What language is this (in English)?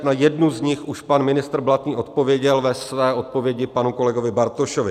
Czech